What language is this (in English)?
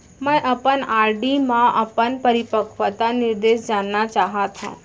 Chhattisgarhi